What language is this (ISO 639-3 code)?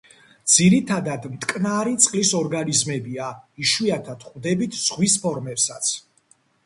kat